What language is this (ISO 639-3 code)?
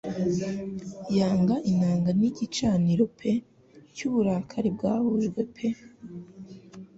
kin